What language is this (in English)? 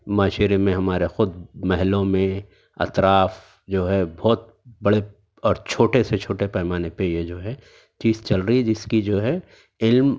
Urdu